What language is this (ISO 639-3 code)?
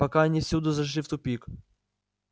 rus